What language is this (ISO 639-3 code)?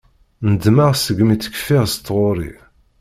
kab